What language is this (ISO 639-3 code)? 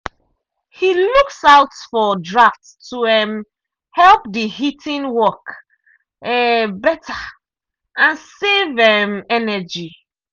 pcm